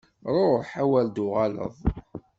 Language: Kabyle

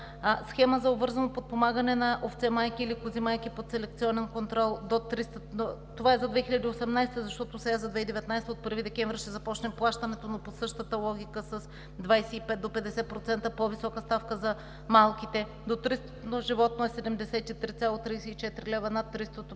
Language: Bulgarian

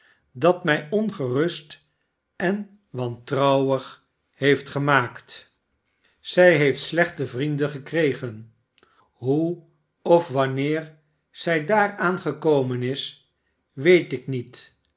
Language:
Dutch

